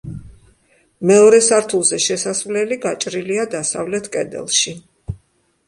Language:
Georgian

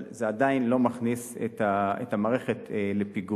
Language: Hebrew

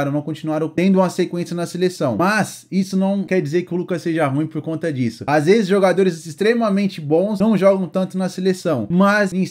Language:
Portuguese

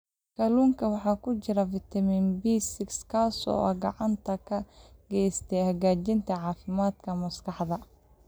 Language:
Somali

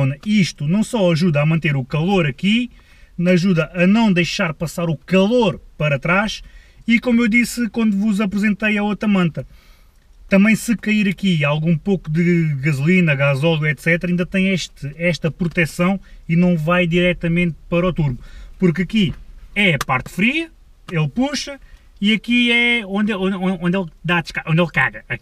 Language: Portuguese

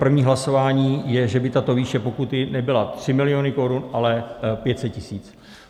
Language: Czech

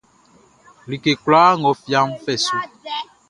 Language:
Baoulé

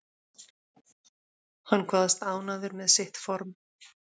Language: Icelandic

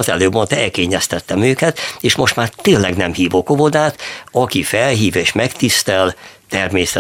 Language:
Hungarian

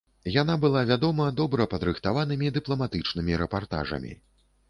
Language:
Belarusian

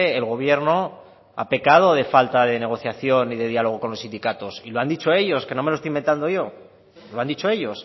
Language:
Spanish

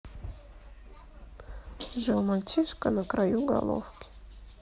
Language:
Russian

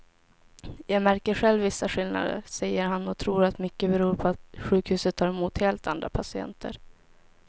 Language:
Swedish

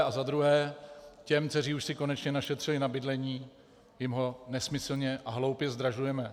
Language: Czech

